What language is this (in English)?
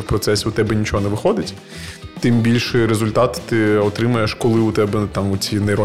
Ukrainian